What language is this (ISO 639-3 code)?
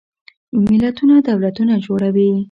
pus